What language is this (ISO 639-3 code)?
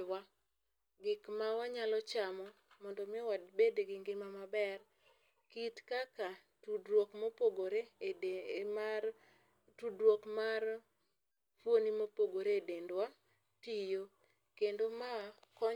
luo